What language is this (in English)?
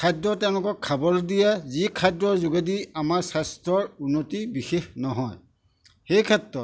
Assamese